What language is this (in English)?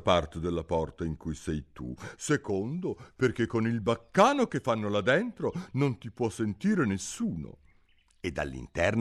Italian